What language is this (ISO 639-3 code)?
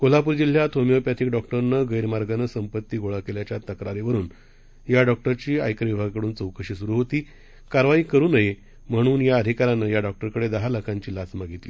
mar